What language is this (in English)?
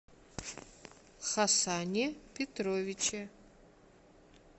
Russian